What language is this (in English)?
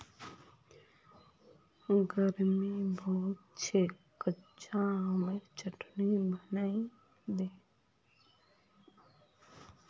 Magahi